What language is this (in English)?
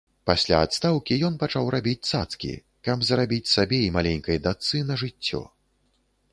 Belarusian